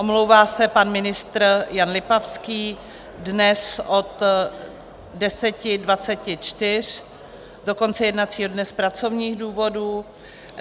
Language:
Czech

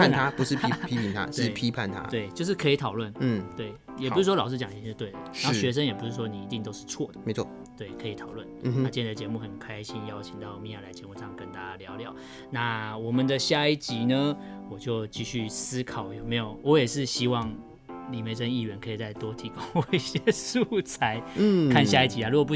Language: Chinese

